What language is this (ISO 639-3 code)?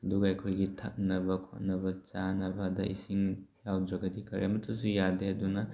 mni